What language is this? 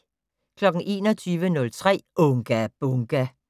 Danish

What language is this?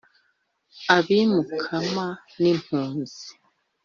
Kinyarwanda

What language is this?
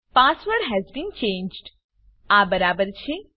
Gujarati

